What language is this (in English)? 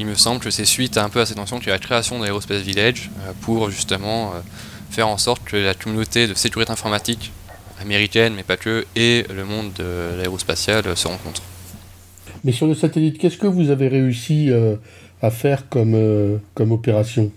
French